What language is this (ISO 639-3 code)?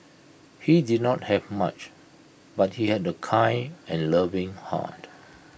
eng